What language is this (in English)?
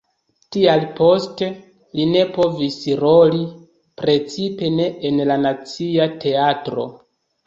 Esperanto